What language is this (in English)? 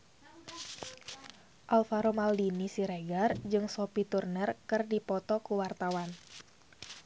Sundanese